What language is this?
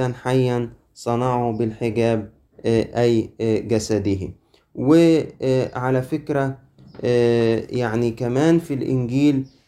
Arabic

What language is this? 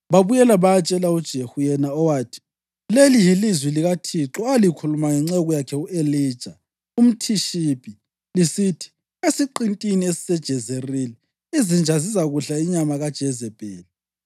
North Ndebele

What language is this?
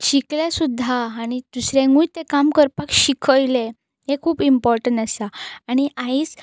Konkani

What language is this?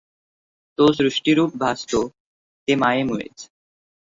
Marathi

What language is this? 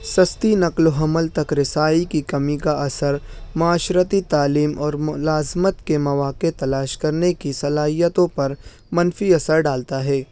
Urdu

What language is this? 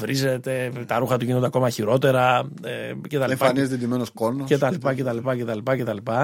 Greek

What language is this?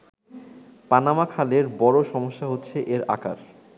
Bangla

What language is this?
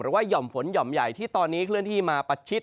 Thai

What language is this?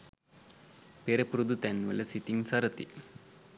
Sinhala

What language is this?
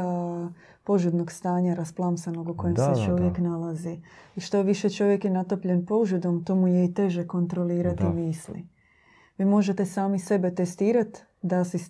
Croatian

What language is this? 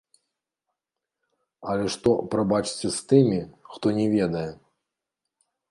Belarusian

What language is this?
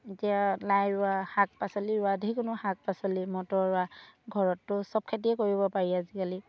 Assamese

